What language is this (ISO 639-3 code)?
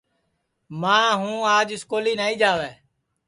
ssi